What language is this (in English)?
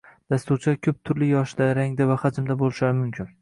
Uzbek